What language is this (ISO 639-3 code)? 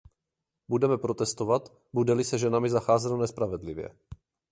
ces